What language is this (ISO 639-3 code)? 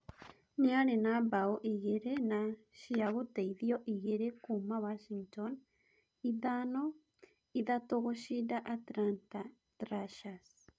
kik